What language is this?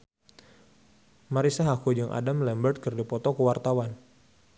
Sundanese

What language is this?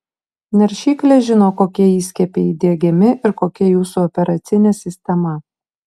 Lithuanian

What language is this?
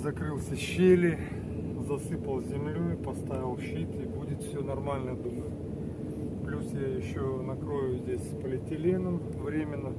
Russian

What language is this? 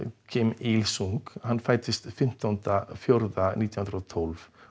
Icelandic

